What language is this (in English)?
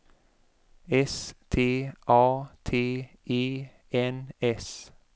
Swedish